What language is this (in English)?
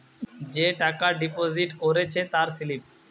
Bangla